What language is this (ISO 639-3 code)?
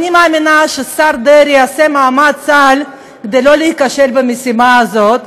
heb